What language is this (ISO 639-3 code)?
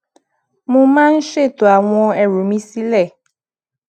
yor